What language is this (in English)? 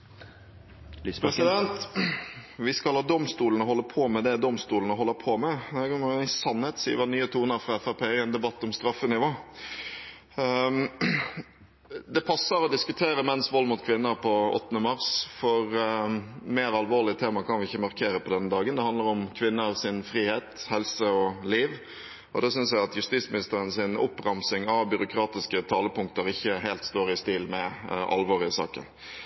Norwegian